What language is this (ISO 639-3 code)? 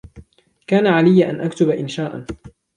ara